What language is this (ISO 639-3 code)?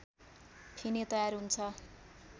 nep